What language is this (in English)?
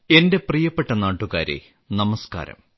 Malayalam